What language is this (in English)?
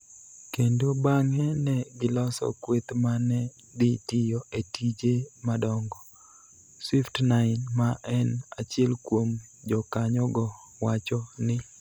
Luo (Kenya and Tanzania)